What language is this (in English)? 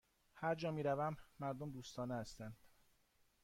Persian